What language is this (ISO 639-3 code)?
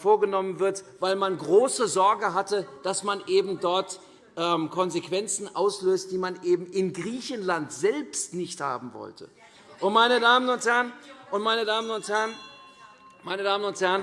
deu